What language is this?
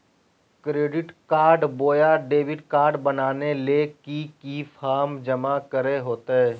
Magahi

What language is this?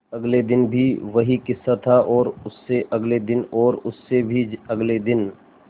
Hindi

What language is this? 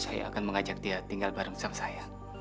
Indonesian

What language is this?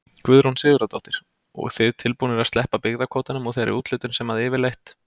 Icelandic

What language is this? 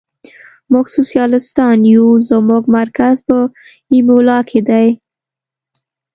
Pashto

